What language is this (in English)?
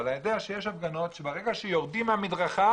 Hebrew